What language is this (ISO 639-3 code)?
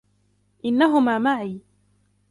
ara